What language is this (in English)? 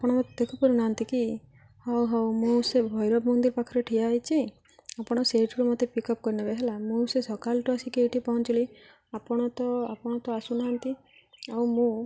Odia